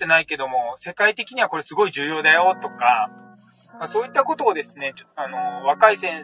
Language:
Japanese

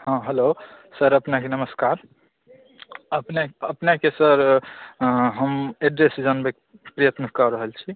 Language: Maithili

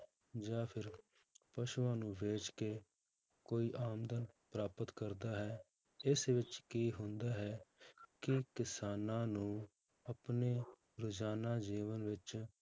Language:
Punjabi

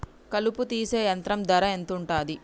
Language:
Telugu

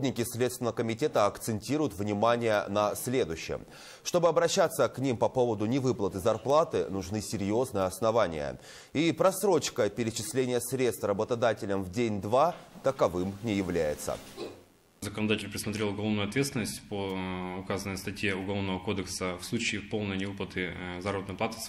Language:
Russian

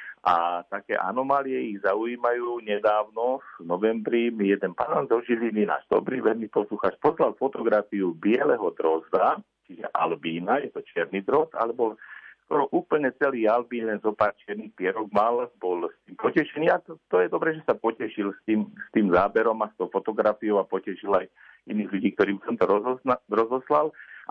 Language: Slovak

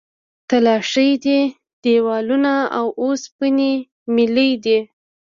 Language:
Pashto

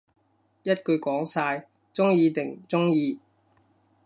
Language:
Cantonese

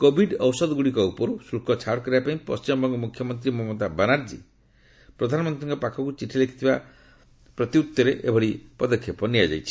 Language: Odia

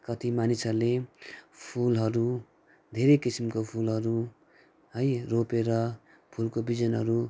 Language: Nepali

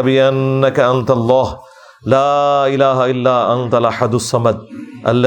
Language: Urdu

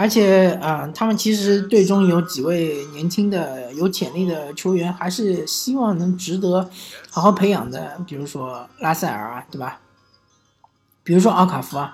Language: Chinese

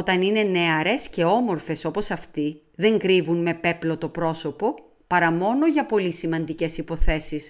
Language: Greek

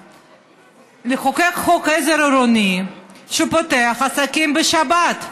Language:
Hebrew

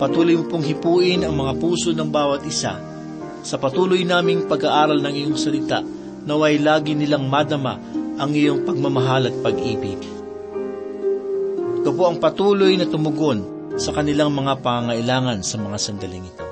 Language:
Filipino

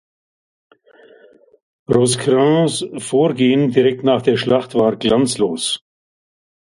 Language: German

